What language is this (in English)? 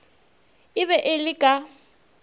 Northern Sotho